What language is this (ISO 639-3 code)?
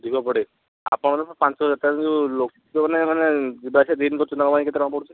ori